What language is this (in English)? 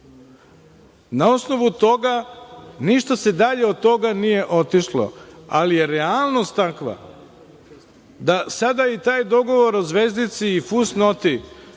Serbian